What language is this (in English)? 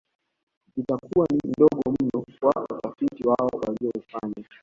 Swahili